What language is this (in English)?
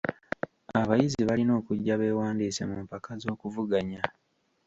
Ganda